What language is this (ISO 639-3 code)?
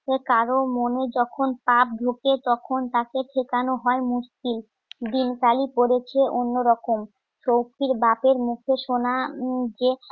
ben